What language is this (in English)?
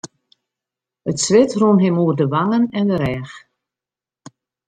Western Frisian